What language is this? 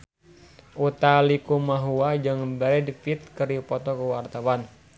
Sundanese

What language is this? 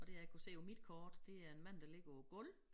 Danish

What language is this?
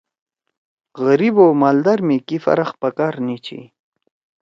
Torwali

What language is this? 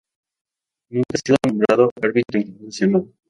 Spanish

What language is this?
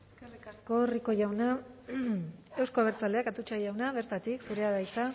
Basque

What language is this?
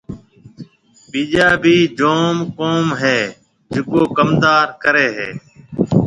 Marwari (Pakistan)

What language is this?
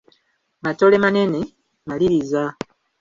Ganda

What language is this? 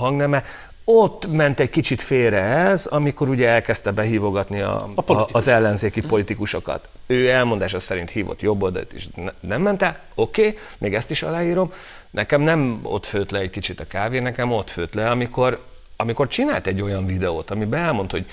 Hungarian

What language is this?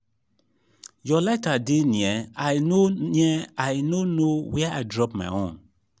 Nigerian Pidgin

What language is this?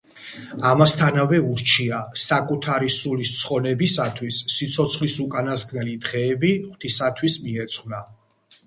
Georgian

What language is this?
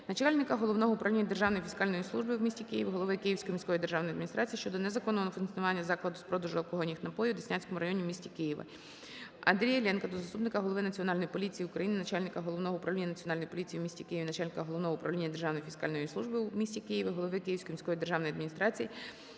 Ukrainian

